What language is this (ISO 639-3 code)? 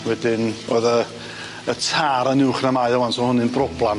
cym